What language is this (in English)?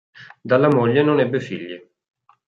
Italian